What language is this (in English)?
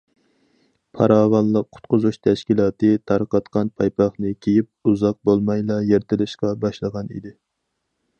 Uyghur